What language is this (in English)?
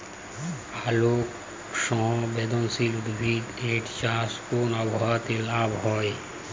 Bangla